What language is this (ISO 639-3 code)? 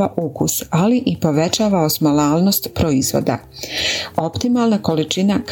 hrv